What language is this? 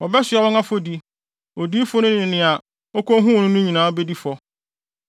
Akan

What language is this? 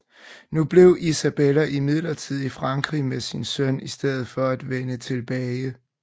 Danish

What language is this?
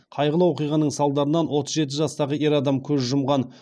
Kazakh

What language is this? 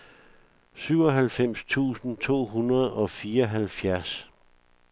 Danish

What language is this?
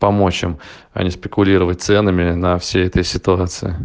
Russian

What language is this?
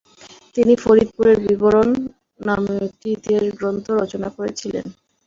Bangla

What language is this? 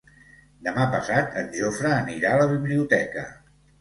Catalan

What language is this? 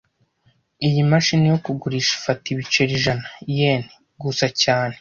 Kinyarwanda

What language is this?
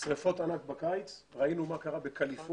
Hebrew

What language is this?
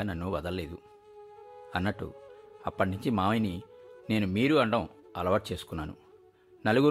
Telugu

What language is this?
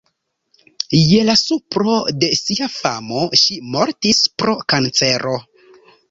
Esperanto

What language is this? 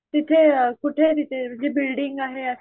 Marathi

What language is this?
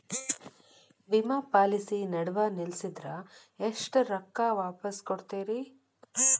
Kannada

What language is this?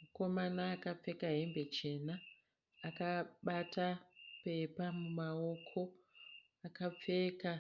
Shona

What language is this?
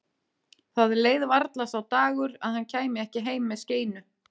Icelandic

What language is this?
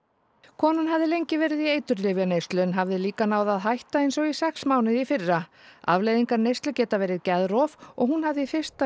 Icelandic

